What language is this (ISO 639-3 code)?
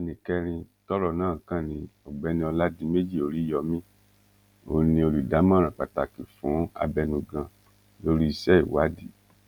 yor